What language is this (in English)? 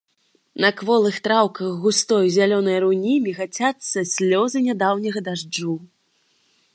Belarusian